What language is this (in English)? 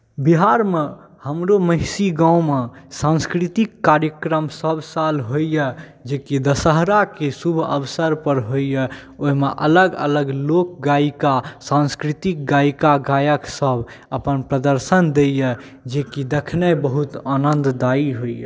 Maithili